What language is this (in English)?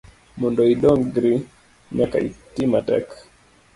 Luo (Kenya and Tanzania)